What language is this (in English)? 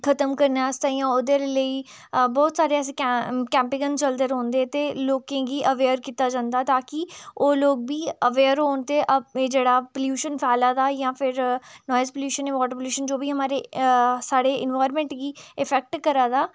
Dogri